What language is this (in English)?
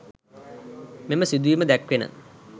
Sinhala